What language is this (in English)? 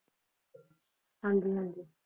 Punjabi